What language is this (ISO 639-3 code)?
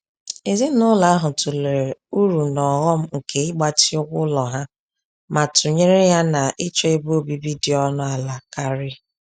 ibo